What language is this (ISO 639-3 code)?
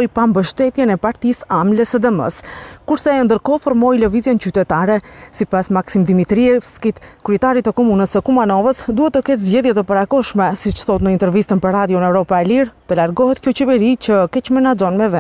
ron